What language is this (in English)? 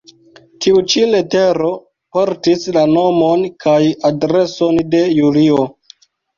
Esperanto